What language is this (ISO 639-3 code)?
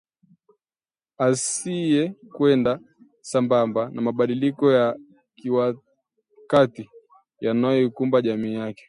swa